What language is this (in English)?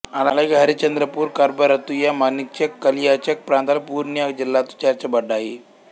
Telugu